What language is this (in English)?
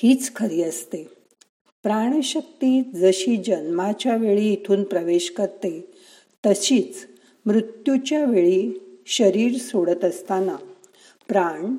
Marathi